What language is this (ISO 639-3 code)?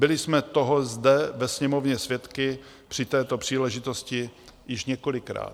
ces